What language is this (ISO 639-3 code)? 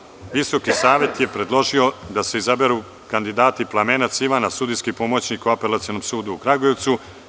srp